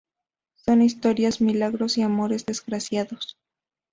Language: Spanish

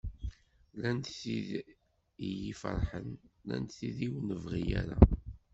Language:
Kabyle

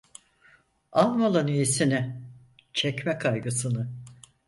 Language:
Turkish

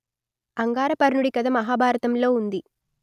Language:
Telugu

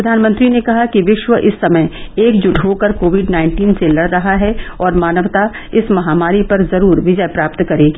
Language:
Hindi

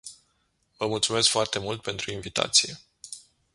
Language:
Romanian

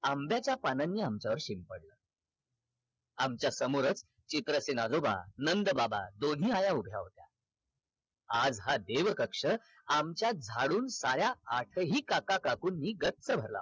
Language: Marathi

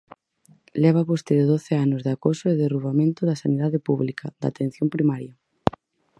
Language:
Galician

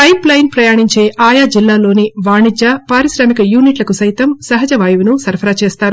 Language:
Telugu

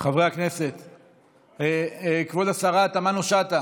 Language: Hebrew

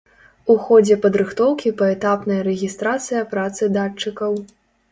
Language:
Belarusian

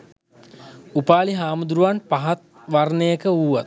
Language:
Sinhala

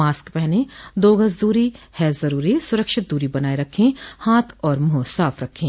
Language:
Hindi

